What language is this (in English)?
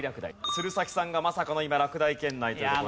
Japanese